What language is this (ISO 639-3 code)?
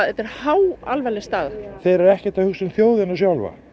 isl